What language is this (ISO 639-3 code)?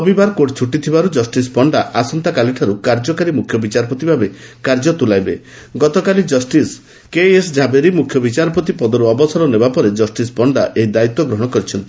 ori